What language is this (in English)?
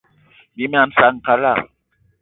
Eton (Cameroon)